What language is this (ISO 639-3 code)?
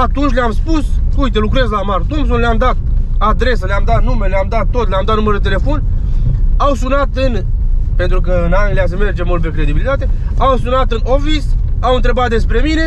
ron